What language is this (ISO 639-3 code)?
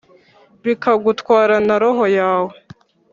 kin